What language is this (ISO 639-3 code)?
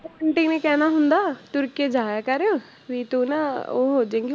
pan